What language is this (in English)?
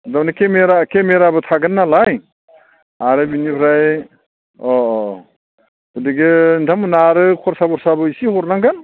Bodo